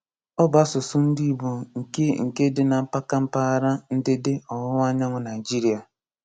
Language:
Igbo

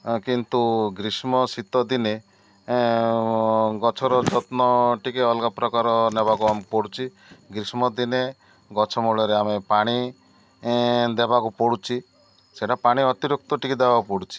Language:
Odia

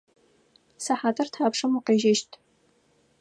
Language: Adyghe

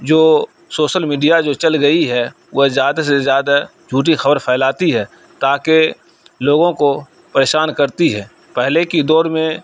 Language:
Urdu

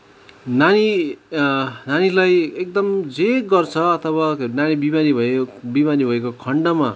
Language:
Nepali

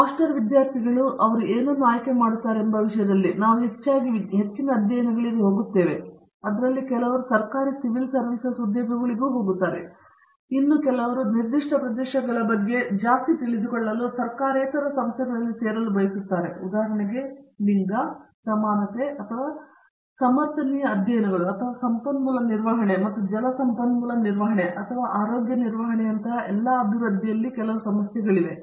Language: Kannada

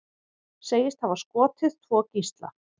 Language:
Icelandic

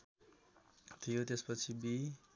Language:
Nepali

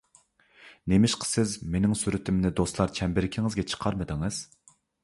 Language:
Uyghur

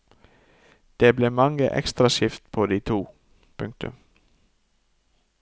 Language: Norwegian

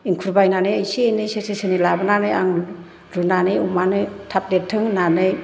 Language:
Bodo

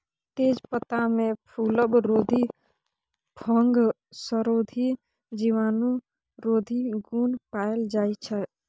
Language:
Maithili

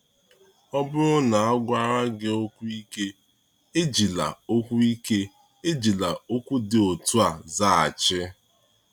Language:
Igbo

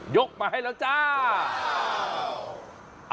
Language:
Thai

